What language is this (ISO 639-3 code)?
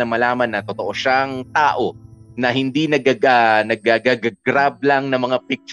fil